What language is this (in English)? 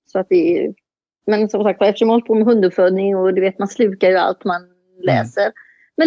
Swedish